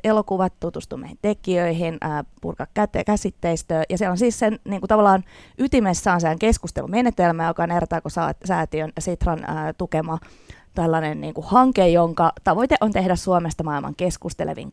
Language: Finnish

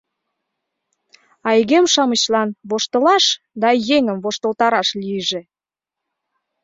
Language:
Mari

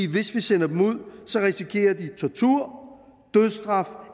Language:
Danish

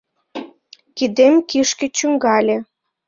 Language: Mari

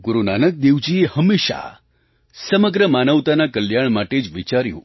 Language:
Gujarati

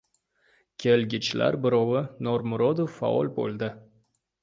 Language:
Uzbek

